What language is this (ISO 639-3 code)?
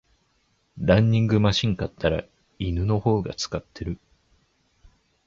jpn